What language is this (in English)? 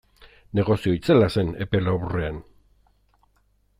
Basque